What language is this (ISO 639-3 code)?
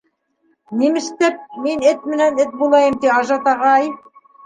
bak